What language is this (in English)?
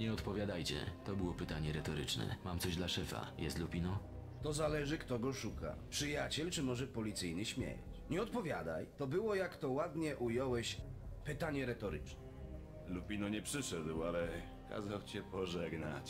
Polish